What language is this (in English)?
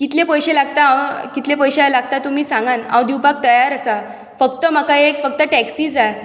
Konkani